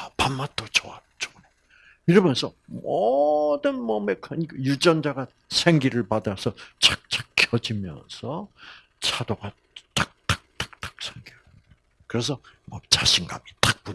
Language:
Korean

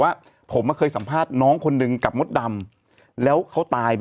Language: Thai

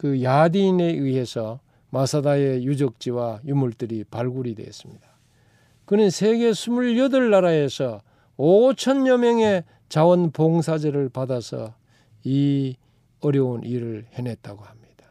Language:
Korean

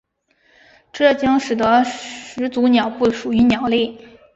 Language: Chinese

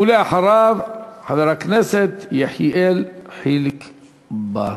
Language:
Hebrew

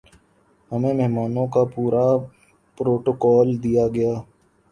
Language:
Urdu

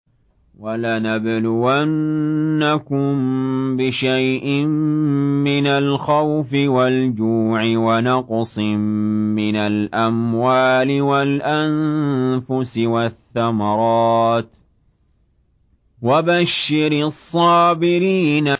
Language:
Arabic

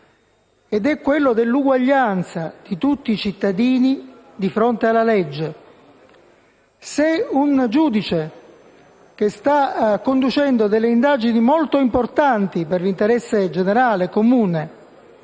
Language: Italian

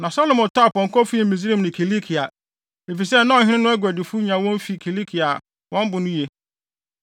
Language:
Akan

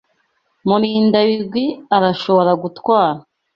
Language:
Kinyarwanda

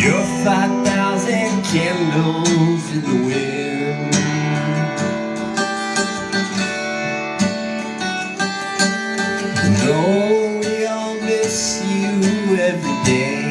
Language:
English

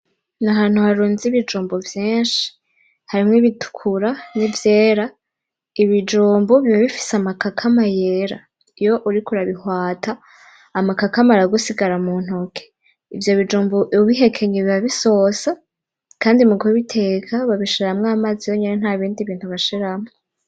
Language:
Rundi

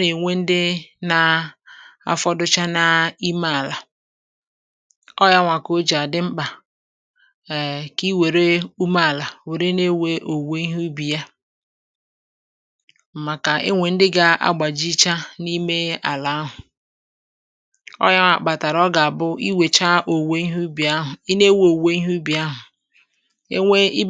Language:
Igbo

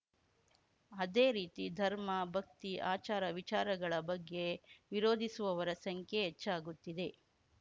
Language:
Kannada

